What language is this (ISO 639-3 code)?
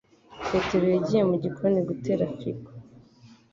kin